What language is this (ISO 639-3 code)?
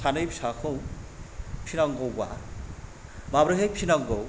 brx